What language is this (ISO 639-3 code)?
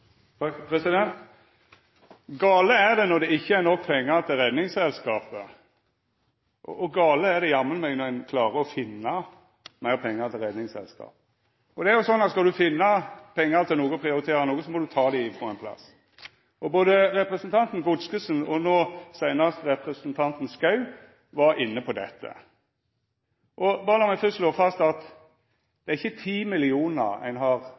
nno